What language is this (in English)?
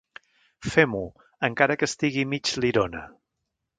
Catalan